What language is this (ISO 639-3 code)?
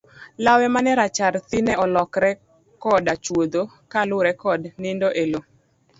luo